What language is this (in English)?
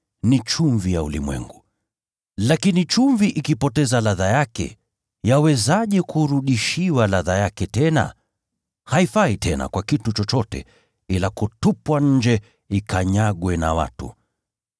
Swahili